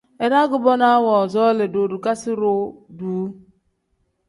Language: Tem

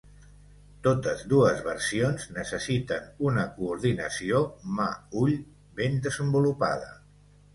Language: Catalan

